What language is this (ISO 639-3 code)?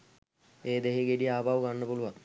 sin